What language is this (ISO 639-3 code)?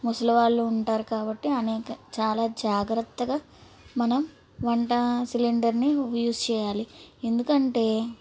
tel